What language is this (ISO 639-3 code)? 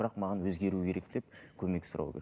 kaz